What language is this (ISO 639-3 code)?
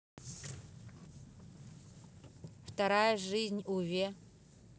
rus